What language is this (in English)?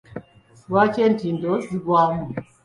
Ganda